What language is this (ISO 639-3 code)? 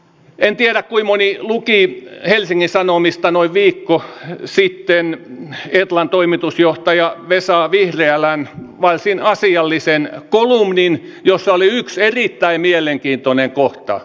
fin